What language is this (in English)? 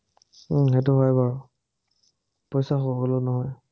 Assamese